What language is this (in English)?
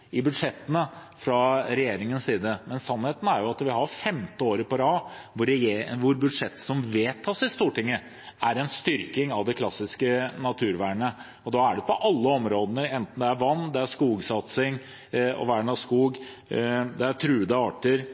Norwegian Bokmål